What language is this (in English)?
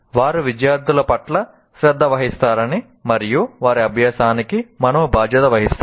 Telugu